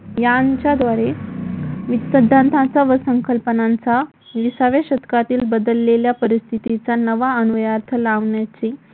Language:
Marathi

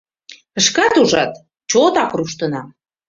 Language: Mari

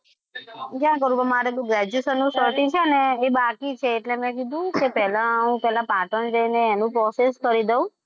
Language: Gujarati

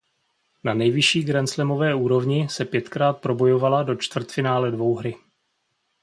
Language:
Czech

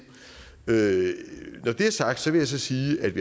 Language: Danish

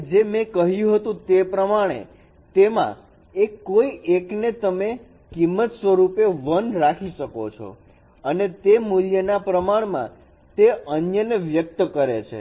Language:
Gujarati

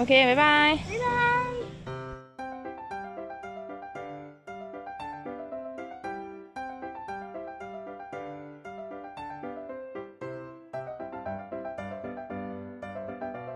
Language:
Thai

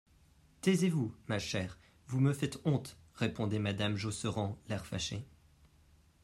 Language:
French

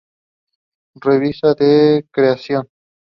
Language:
Spanish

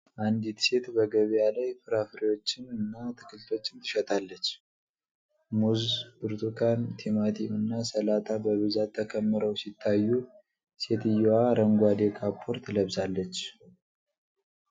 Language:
Amharic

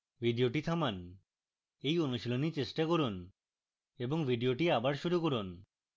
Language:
Bangla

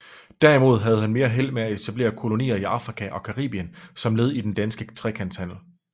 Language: Danish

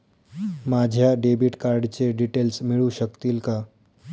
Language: Marathi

